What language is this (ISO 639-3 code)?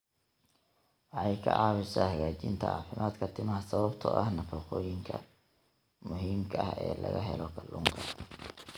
som